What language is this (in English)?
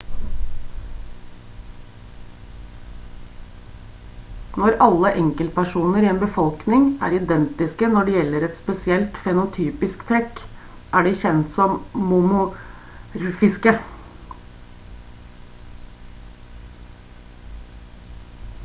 Norwegian Bokmål